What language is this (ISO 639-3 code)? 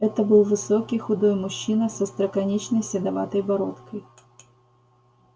rus